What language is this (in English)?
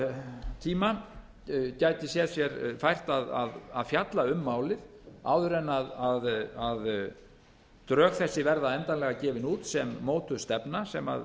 Icelandic